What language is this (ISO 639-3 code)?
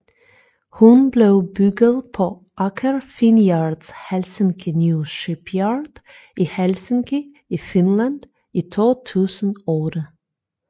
dan